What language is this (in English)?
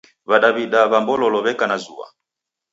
Taita